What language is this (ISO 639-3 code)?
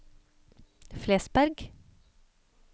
nor